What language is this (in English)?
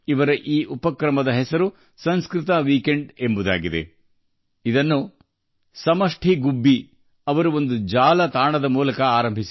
Kannada